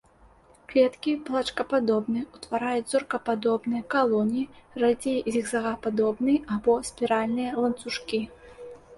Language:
Belarusian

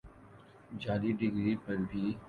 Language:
Urdu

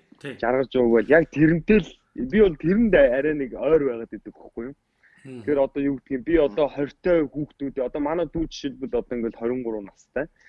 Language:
Turkish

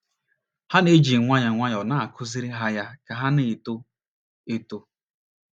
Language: Igbo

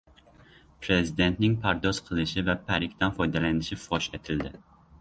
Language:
Uzbek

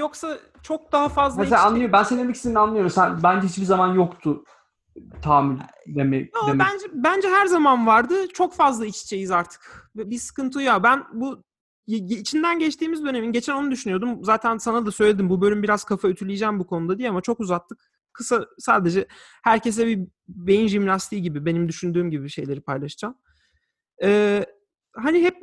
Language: Turkish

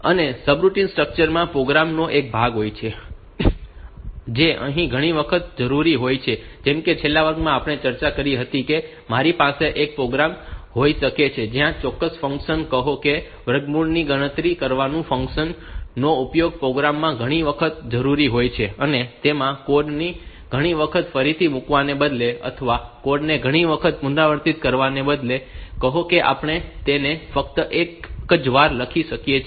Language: Gujarati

